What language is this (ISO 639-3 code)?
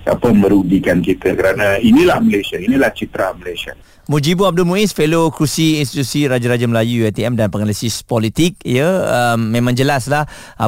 msa